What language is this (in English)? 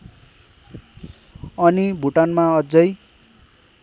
Nepali